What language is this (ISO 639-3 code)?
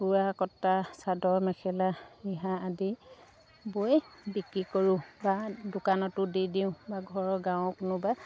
asm